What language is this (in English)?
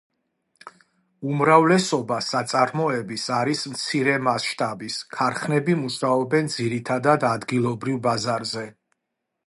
Georgian